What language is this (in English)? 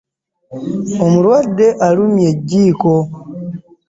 Ganda